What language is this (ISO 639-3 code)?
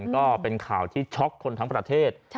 tha